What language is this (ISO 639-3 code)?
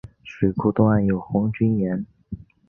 zho